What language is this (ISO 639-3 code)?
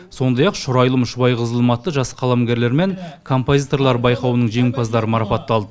kaz